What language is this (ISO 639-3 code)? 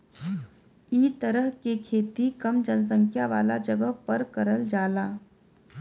bho